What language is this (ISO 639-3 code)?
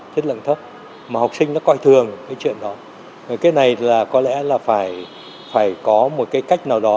vie